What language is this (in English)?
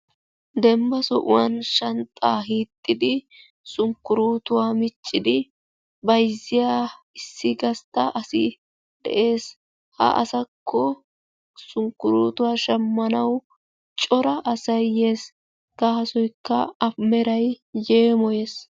Wolaytta